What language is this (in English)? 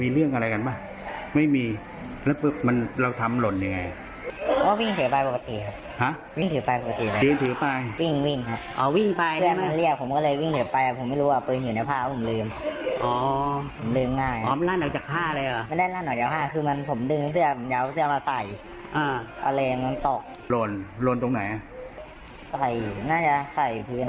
Thai